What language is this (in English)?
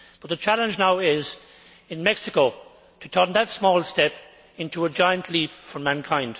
English